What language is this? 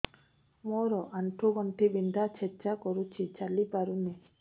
Odia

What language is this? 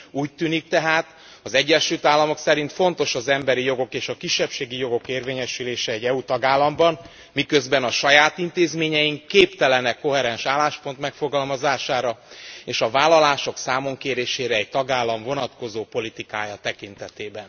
Hungarian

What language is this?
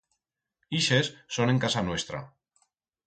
Aragonese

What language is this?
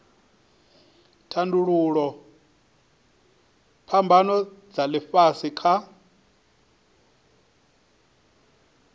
Venda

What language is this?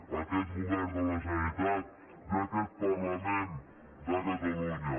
Catalan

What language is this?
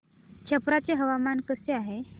Marathi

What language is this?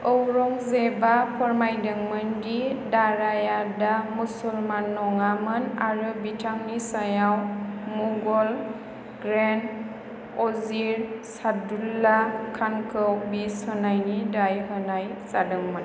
Bodo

